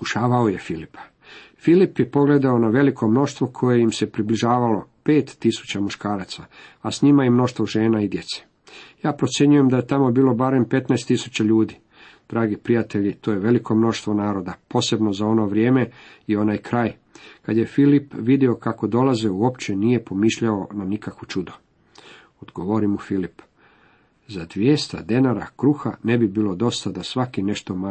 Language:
Croatian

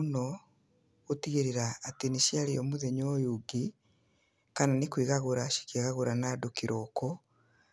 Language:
Kikuyu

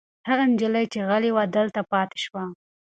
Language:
Pashto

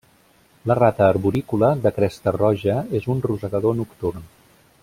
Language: Catalan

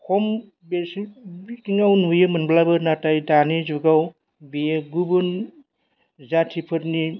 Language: Bodo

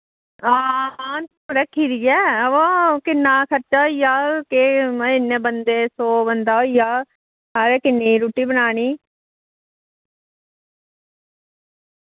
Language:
Dogri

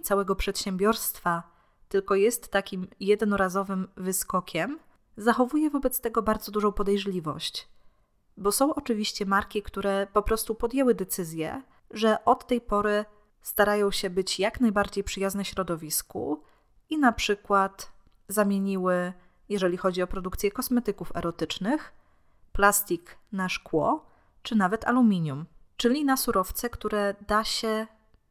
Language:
Polish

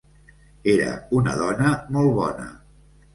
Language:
Catalan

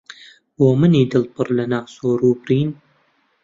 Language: Central Kurdish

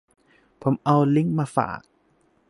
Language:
Thai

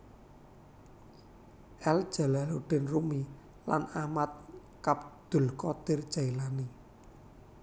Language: Javanese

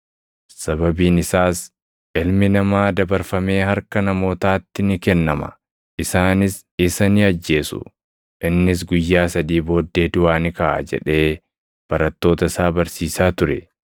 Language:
Oromo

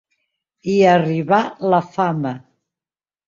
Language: Catalan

